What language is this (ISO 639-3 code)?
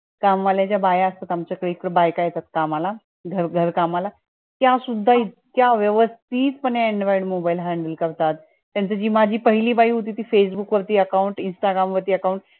mar